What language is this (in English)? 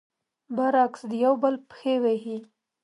Pashto